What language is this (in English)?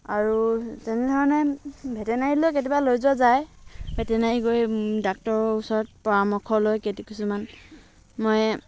Assamese